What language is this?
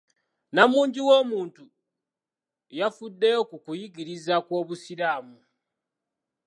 Ganda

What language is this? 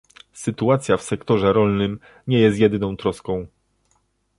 Polish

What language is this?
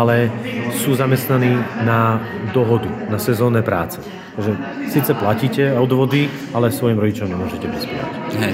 Slovak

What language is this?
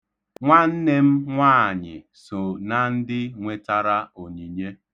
Igbo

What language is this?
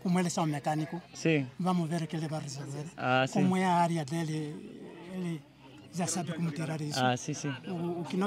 Vietnamese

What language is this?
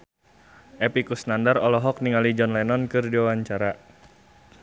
Sundanese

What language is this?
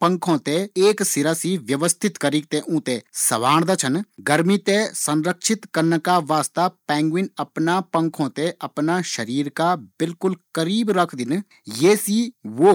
Garhwali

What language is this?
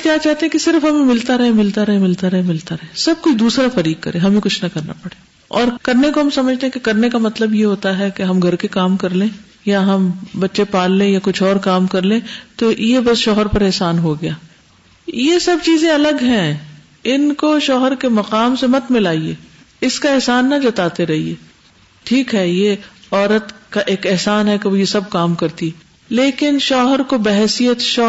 Urdu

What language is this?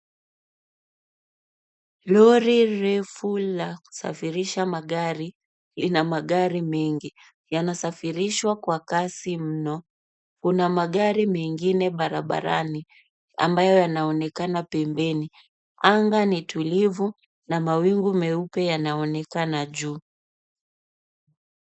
Swahili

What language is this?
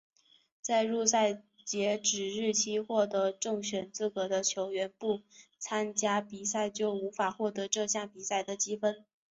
Chinese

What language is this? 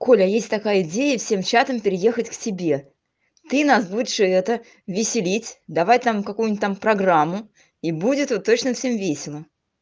Russian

